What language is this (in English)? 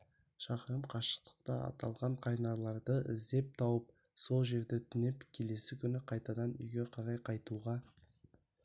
Kazakh